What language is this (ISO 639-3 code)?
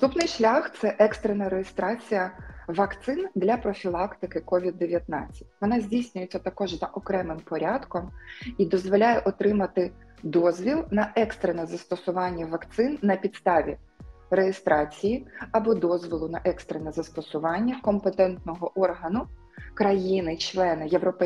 ukr